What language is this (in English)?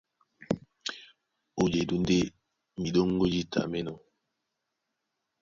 Duala